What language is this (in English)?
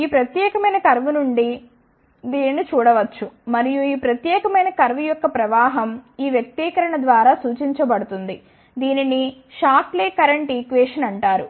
Telugu